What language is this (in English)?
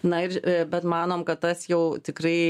Lithuanian